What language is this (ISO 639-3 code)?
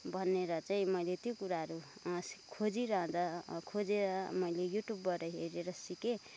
nep